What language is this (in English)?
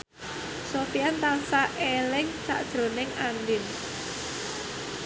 Javanese